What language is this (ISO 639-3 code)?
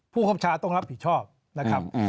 tha